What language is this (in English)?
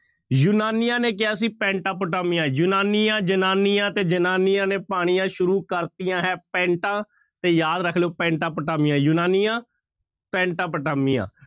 Punjabi